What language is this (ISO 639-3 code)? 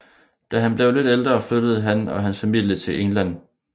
dan